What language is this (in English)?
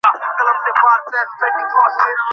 Bangla